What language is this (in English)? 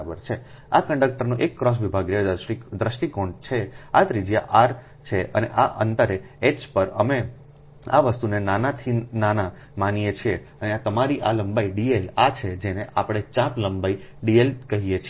Gujarati